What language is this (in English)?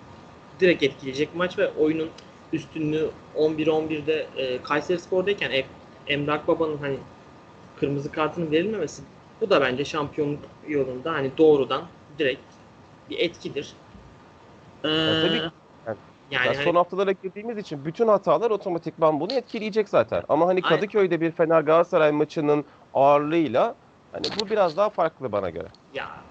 Turkish